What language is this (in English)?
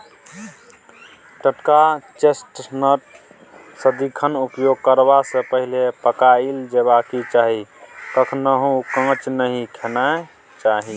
Maithili